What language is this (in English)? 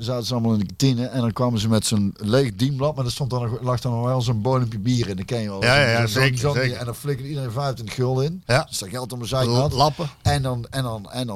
Dutch